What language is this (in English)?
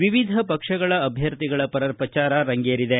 Kannada